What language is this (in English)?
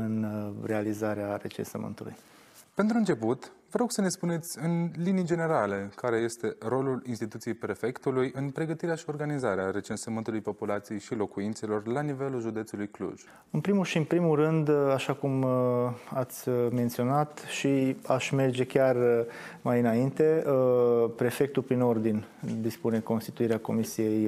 Romanian